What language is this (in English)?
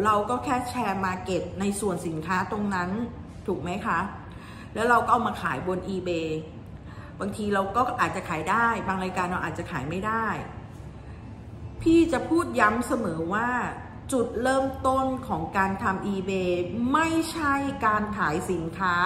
Thai